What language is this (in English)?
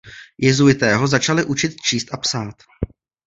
Czech